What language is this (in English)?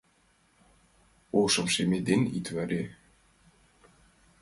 Mari